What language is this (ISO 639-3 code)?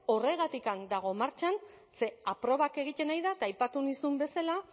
eus